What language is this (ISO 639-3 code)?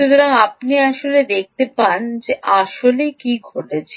ben